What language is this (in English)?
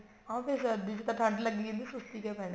Punjabi